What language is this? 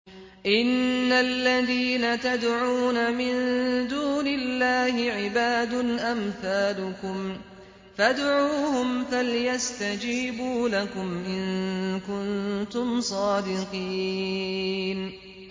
Arabic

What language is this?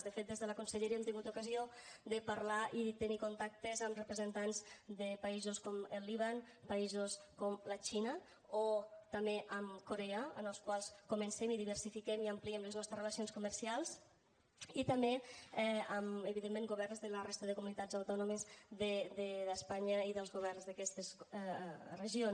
Catalan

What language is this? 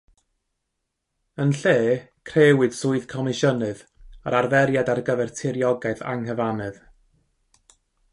Welsh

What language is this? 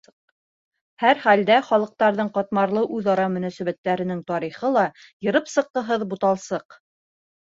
Bashkir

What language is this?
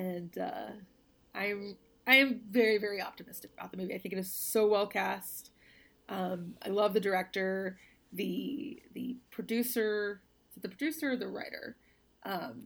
English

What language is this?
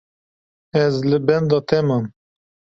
Kurdish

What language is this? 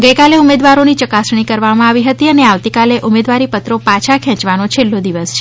Gujarati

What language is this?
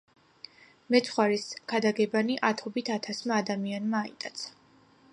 Georgian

